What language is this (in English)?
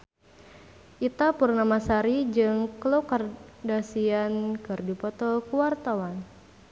Sundanese